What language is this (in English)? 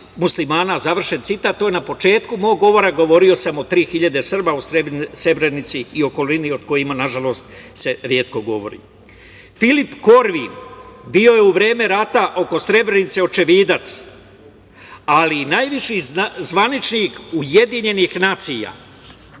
Serbian